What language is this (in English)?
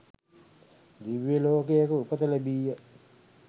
Sinhala